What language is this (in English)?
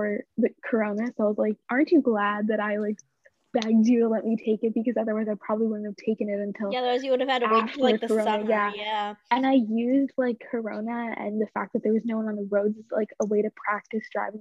English